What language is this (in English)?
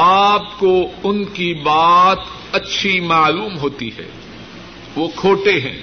Urdu